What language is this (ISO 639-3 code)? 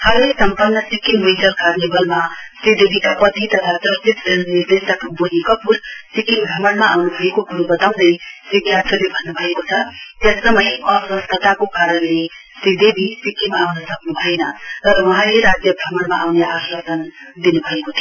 nep